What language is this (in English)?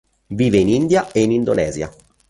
Italian